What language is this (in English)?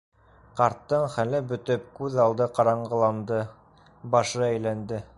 Bashkir